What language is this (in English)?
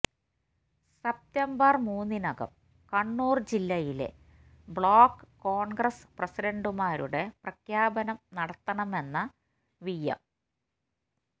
Malayalam